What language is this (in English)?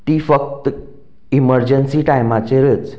Konkani